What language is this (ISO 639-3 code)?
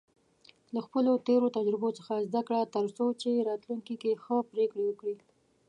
pus